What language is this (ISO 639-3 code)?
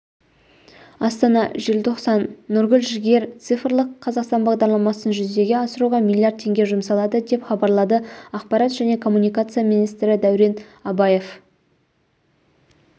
kaz